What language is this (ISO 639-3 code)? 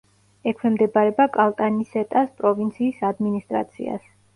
kat